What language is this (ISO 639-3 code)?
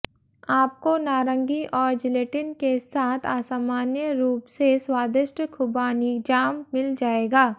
hin